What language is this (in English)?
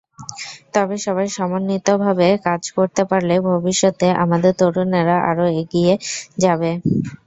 Bangla